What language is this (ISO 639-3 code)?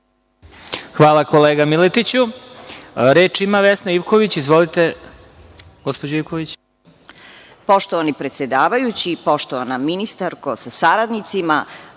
srp